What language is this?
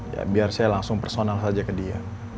Indonesian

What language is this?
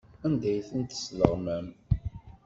Kabyle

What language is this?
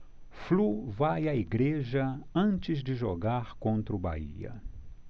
Portuguese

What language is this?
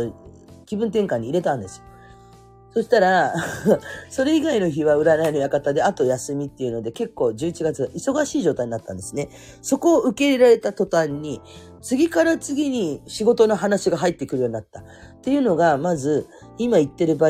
Japanese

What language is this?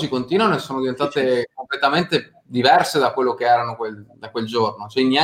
Italian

